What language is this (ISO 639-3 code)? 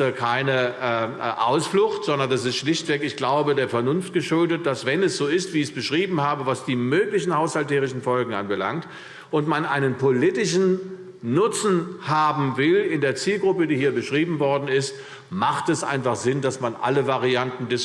deu